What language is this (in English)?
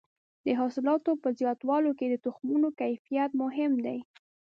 Pashto